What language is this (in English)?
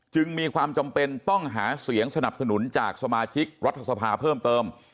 Thai